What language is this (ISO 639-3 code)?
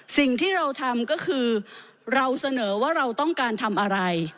tha